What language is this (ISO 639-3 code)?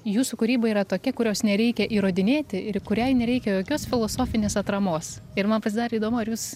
lit